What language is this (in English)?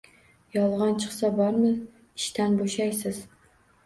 Uzbek